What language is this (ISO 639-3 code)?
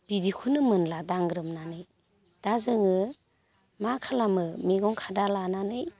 brx